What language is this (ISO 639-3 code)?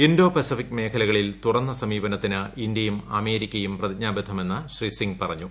mal